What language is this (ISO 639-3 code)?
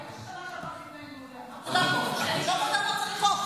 heb